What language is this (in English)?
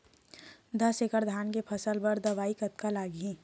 Chhattisgarhi